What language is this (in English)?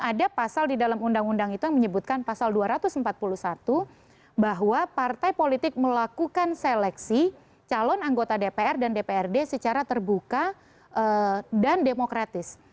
Indonesian